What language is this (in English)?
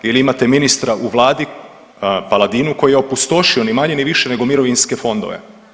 Croatian